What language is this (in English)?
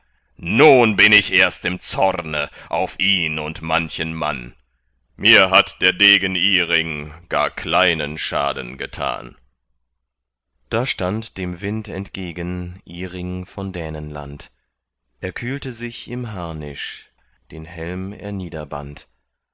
German